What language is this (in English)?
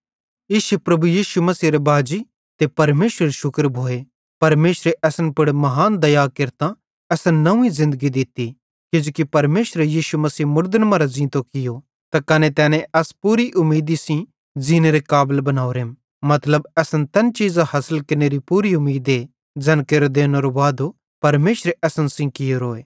Bhadrawahi